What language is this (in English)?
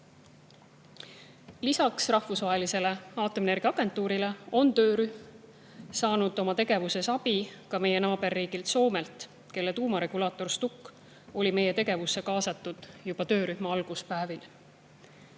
Estonian